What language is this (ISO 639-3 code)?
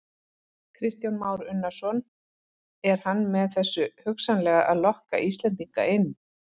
isl